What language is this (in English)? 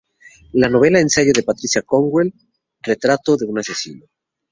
Spanish